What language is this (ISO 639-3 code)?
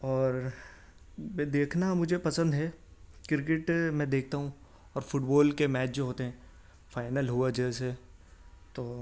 urd